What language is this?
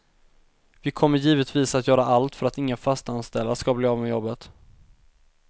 Swedish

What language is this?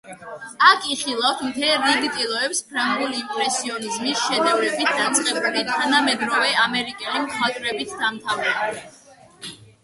Georgian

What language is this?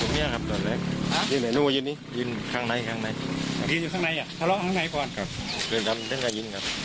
Thai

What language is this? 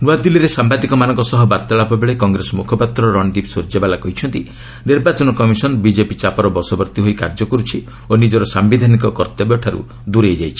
Odia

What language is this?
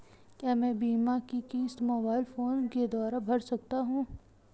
Hindi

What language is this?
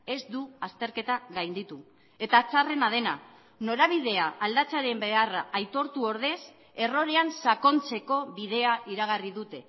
Basque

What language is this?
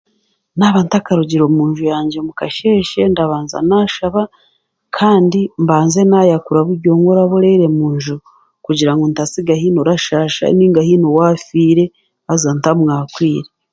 Chiga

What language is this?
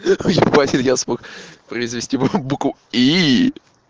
Russian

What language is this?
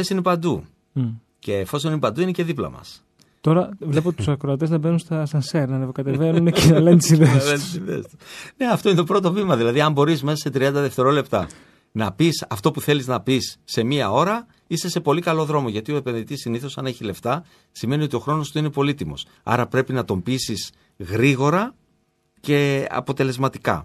Greek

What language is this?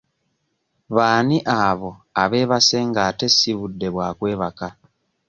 Ganda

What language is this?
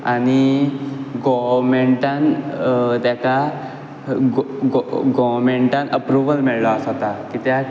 Konkani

